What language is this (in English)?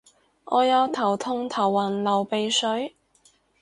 Cantonese